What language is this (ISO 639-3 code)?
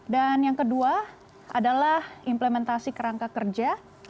ind